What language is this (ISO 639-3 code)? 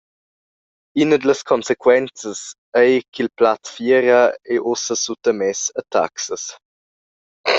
roh